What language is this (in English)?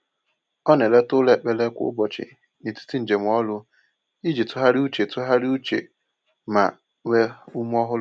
Igbo